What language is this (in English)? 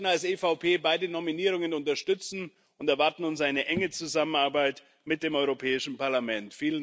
German